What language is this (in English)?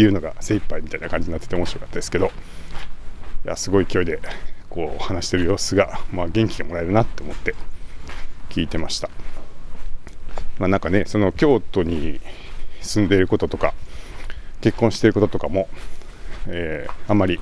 Japanese